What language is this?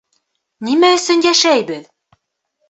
Bashkir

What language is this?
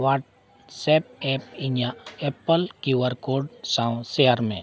Santali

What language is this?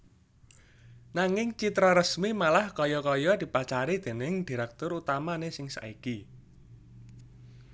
Javanese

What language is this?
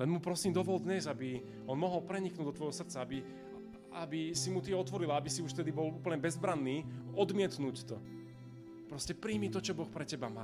Slovak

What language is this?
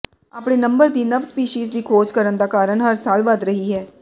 Punjabi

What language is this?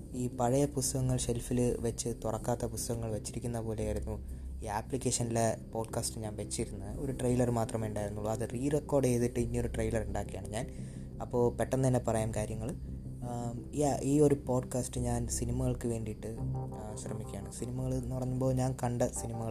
Malayalam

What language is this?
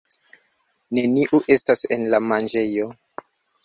Esperanto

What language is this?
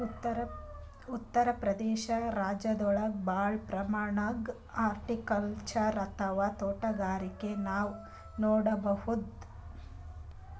Kannada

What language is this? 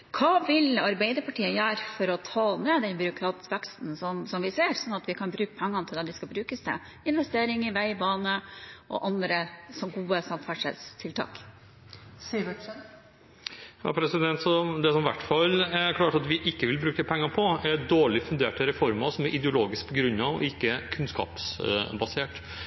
Norwegian Bokmål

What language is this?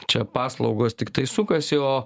Lithuanian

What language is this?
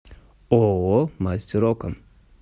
Russian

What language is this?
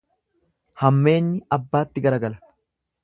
Oromo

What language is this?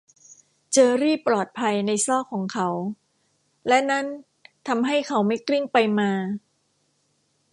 Thai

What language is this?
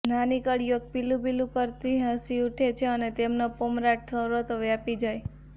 Gujarati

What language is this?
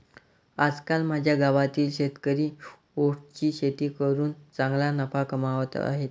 Marathi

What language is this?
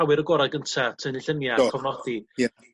Welsh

